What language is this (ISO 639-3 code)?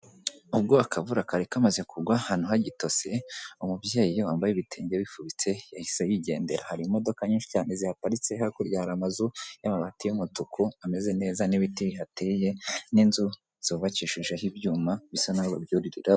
kin